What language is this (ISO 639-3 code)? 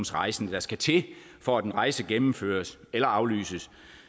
dan